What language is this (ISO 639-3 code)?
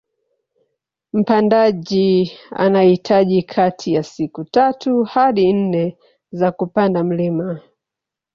swa